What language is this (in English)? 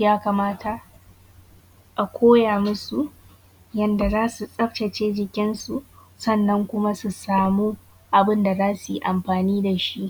Hausa